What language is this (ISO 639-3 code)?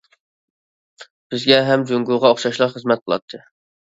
uig